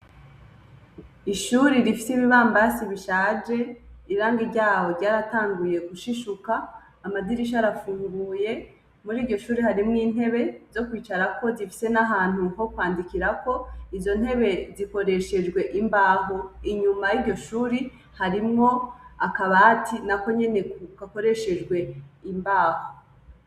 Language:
Rundi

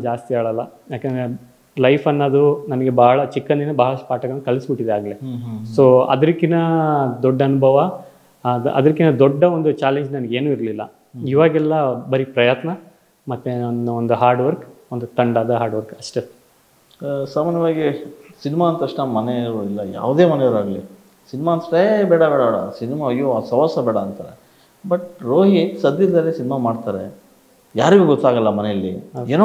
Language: Kannada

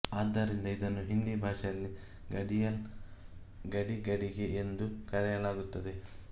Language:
Kannada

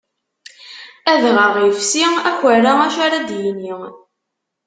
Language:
Kabyle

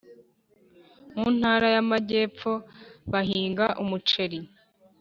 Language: Kinyarwanda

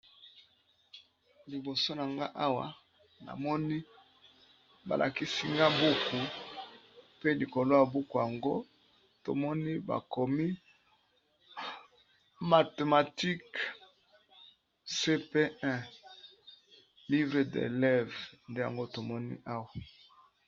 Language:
Lingala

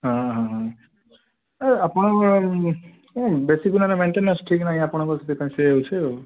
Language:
Odia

